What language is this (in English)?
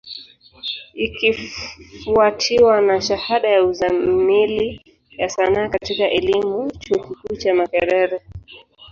Swahili